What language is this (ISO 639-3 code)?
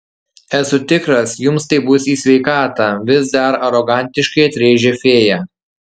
lit